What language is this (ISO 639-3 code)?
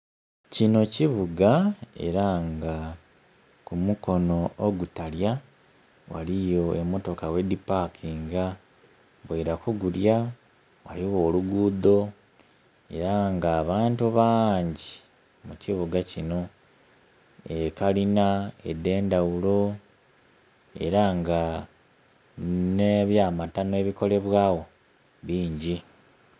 xog